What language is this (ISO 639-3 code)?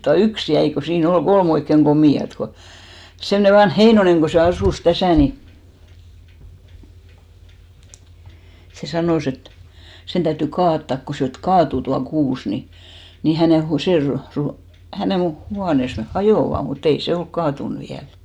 fin